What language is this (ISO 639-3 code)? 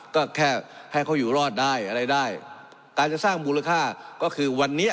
tha